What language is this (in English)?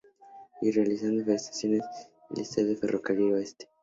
Spanish